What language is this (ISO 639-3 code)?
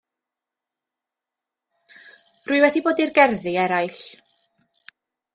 cym